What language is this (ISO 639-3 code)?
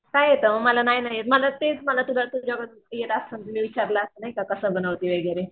mar